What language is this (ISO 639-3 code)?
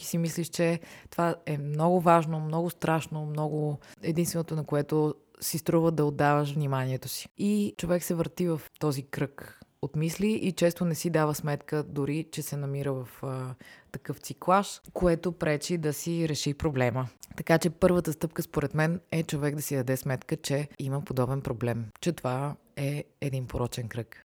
bul